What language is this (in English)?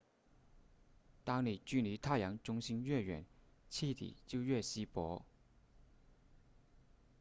Chinese